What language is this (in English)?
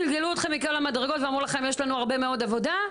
Hebrew